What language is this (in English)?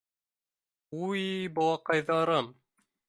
Bashkir